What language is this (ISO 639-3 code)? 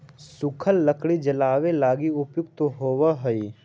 mag